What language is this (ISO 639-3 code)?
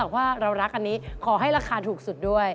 tha